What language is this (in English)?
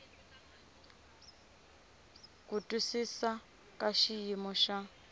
Tsonga